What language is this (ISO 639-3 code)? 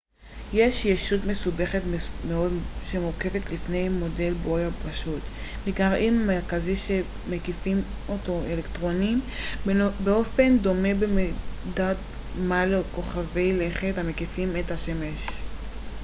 heb